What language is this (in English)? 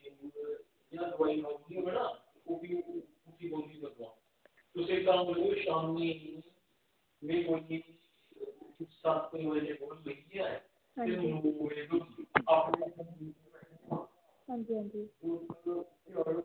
Dogri